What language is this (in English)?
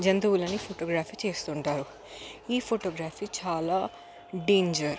Telugu